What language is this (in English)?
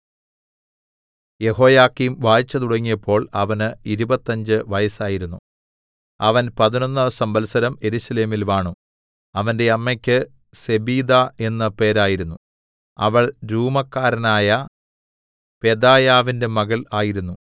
Malayalam